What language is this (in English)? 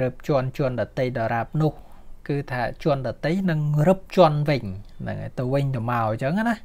Thai